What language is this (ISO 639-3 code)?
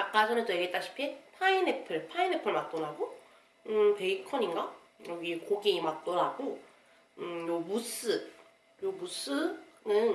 kor